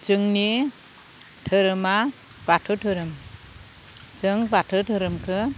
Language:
Bodo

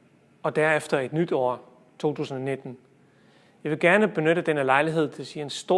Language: Danish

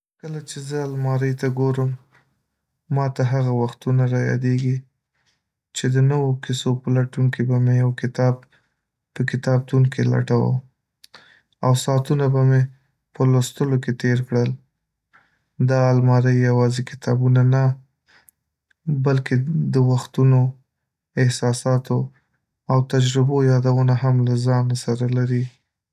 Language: Pashto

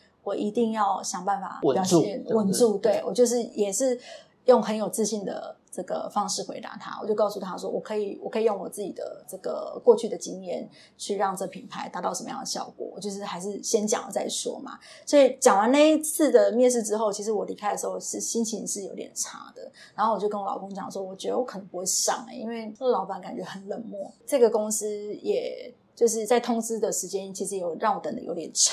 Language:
Chinese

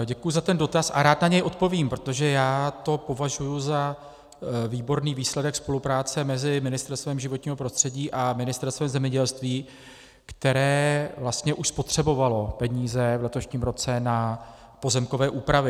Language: Czech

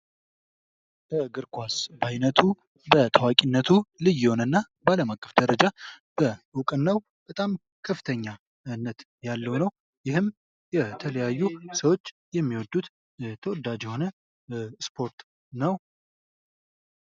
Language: Amharic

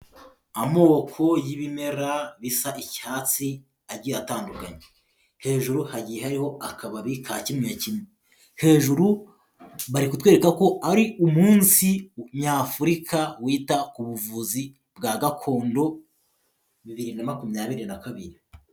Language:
Kinyarwanda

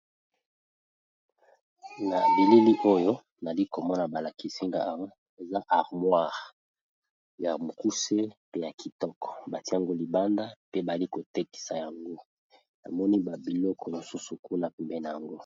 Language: Lingala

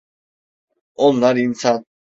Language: Turkish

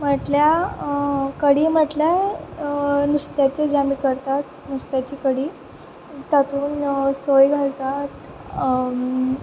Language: Konkani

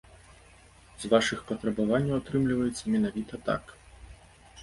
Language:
Belarusian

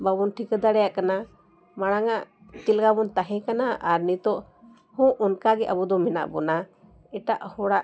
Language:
Santali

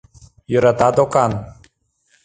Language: Mari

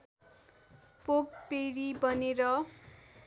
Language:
Nepali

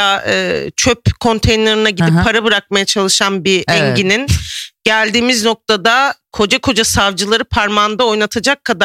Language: Turkish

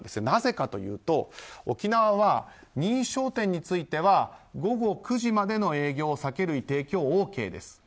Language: Japanese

